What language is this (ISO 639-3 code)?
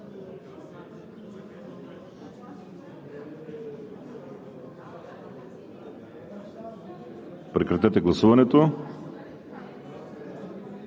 bul